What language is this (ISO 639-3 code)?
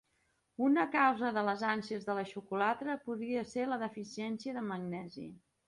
cat